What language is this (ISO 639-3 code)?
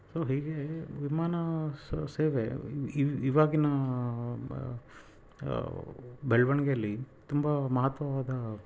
kan